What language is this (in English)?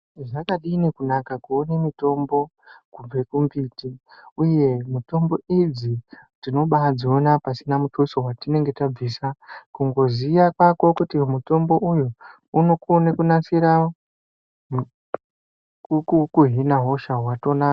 Ndau